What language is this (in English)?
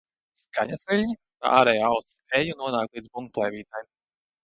Latvian